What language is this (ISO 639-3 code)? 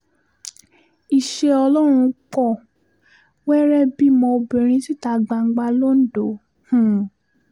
yor